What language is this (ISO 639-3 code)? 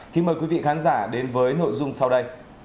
vie